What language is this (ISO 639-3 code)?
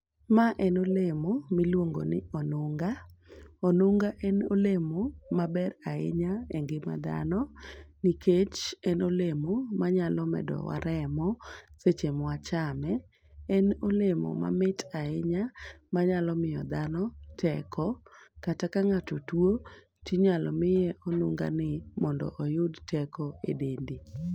luo